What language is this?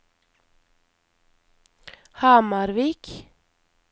Norwegian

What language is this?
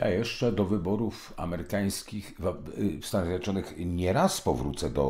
Polish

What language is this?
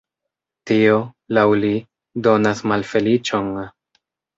Esperanto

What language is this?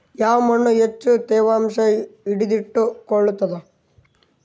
Kannada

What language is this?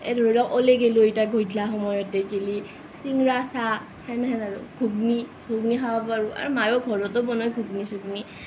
Assamese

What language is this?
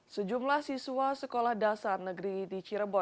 Indonesian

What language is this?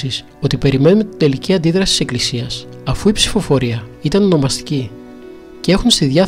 Greek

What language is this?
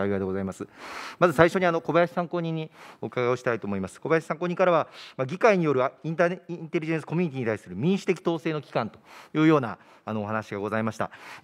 Japanese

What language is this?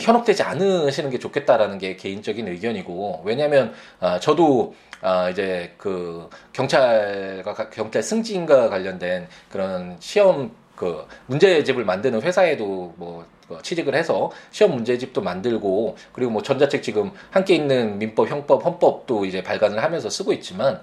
Korean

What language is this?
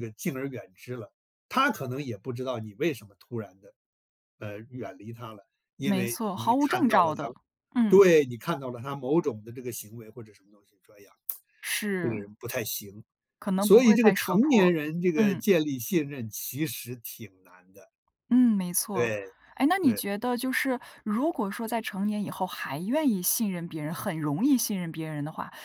Chinese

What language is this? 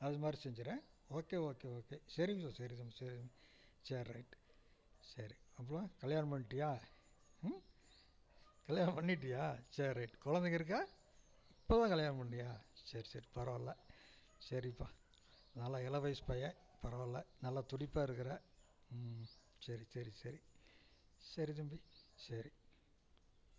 Tamil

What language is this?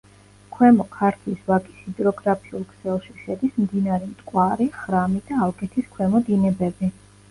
Georgian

